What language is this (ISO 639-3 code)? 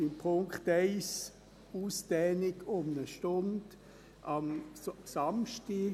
gsw